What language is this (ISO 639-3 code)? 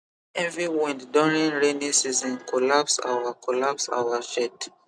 pcm